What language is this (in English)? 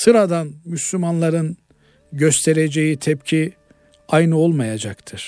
Turkish